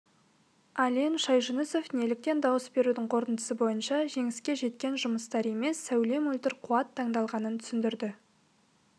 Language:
Kazakh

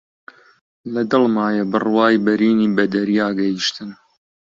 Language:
Central Kurdish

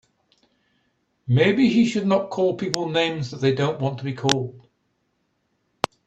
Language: English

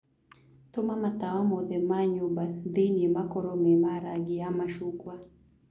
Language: Kikuyu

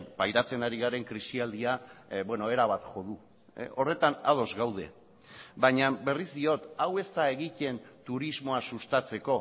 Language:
Basque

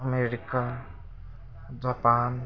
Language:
Nepali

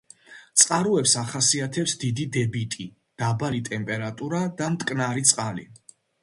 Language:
Georgian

